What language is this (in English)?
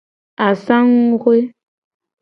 Gen